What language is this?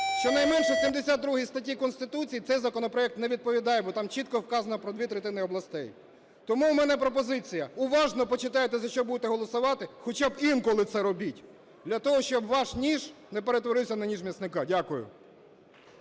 Ukrainian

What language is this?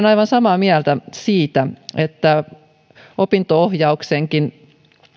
Finnish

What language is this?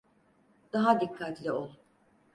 Turkish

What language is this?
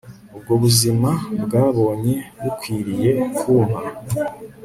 Kinyarwanda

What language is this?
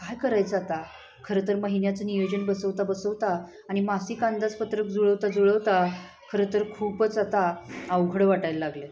Marathi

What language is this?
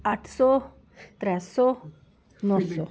Dogri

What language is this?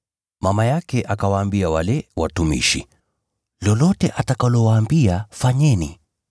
Swahili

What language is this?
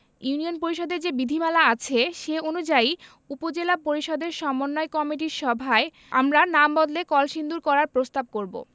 Bangla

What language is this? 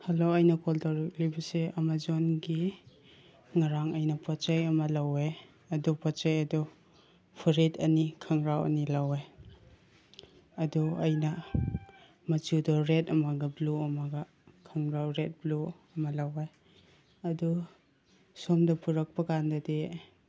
Manipuri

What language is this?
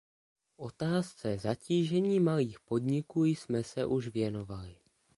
Czech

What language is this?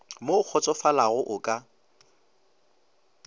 Northern Sotho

